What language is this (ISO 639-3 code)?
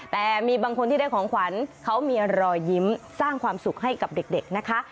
tha